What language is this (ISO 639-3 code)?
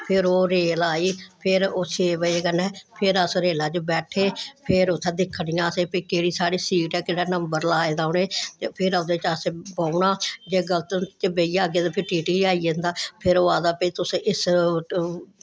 doi